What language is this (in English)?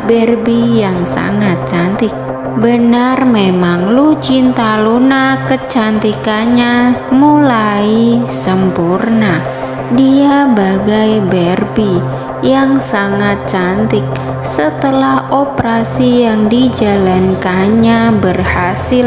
Indonesian